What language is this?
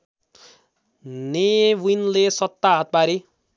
Nepali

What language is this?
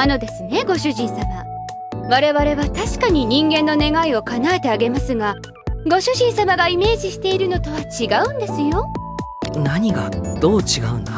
Japanese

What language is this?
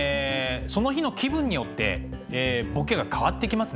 Japanese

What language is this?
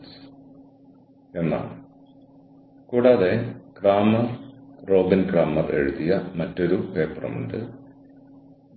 Malayalam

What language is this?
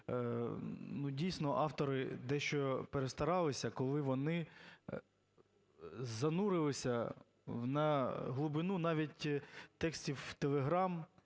Ukrainian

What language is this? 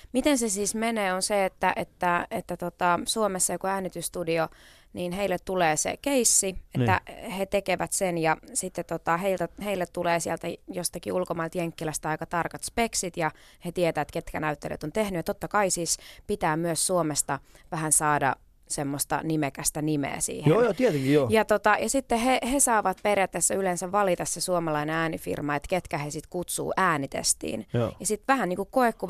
Finnish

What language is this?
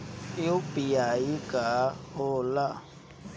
Bhojpuri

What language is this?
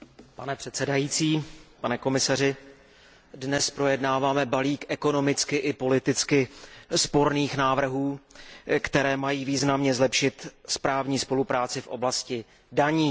Czech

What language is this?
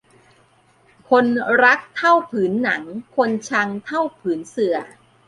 Thai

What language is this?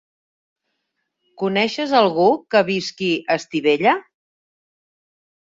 Catalan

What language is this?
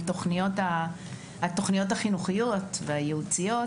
Hebrew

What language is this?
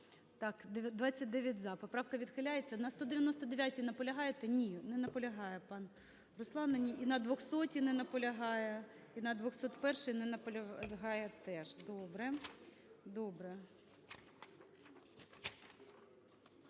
Ukrainian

